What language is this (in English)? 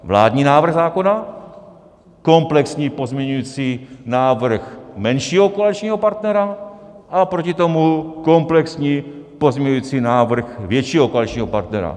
Czech